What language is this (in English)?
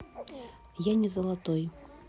Russian